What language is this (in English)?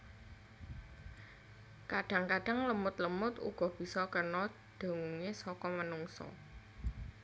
Javanese